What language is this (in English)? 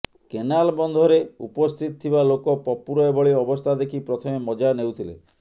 Odia